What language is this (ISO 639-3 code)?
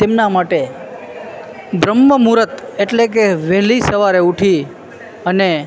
guj